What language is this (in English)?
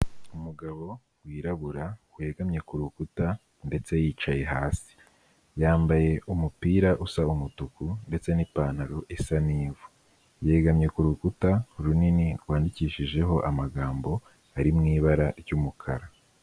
Kinyarwanda